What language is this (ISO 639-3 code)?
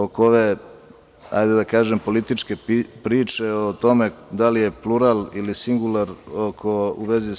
srp